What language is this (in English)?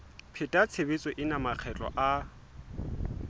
Southern Sotho